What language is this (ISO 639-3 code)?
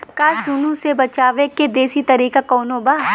bho